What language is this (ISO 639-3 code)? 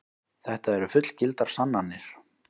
isl